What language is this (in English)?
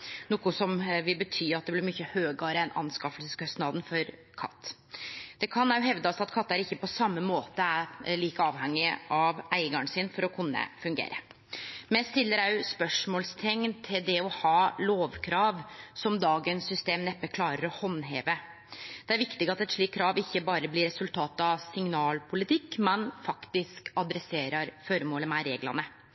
Norwegian Nynorsk